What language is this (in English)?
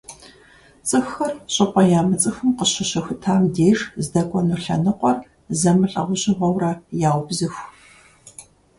Kabardian